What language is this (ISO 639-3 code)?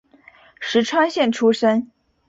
zho